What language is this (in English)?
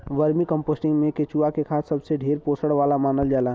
Bhojpuri